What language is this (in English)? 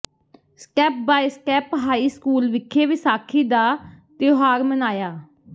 Punjabi